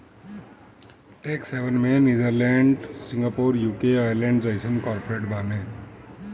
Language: Bhojpuri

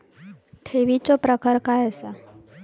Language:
Marathi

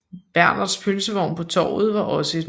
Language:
Danish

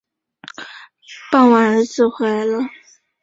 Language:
Chinese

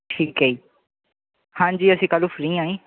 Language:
Punjabi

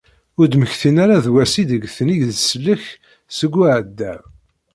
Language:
Kabyle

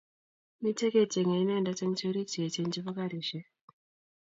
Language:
Kalenjin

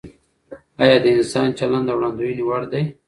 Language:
Pashto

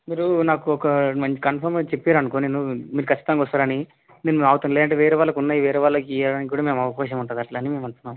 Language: Telugu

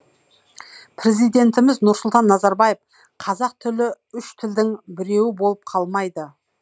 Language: Kazakh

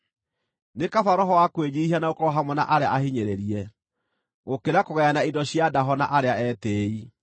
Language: Kikuyu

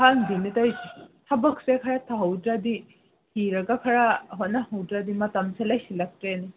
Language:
Manipuri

